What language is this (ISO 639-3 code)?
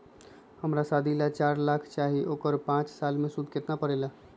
mag